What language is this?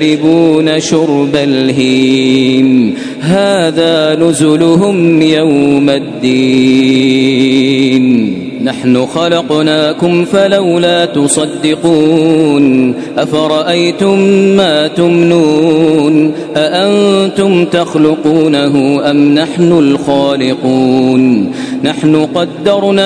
Arabic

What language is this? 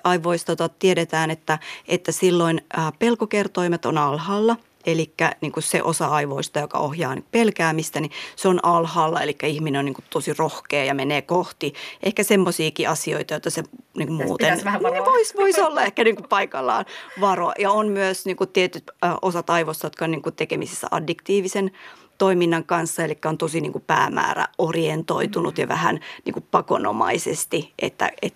Finnish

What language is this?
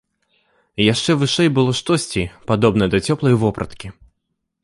Belarusian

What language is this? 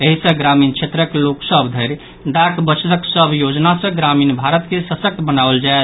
Maithili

